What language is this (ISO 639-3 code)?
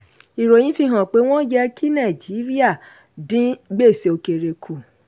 yor